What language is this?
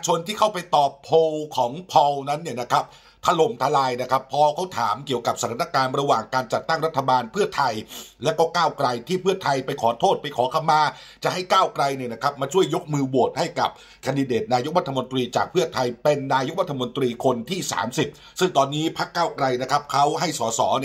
Thai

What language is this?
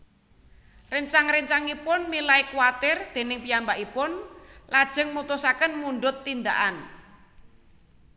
Javanese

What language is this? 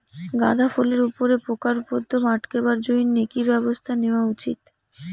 Bangla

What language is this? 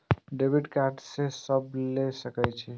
Maithili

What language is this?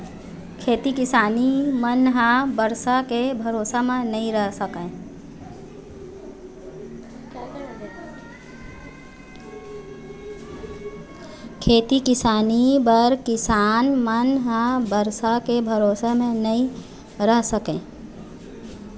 Chhattisgarhi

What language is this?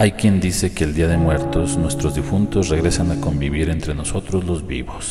Spanish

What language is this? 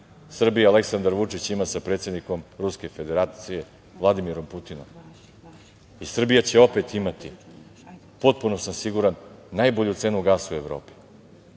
Serbian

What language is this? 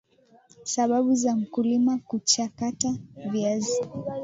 Swahili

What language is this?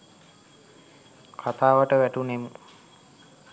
Sinhala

